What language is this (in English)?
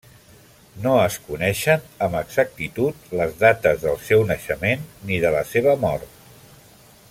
Catalan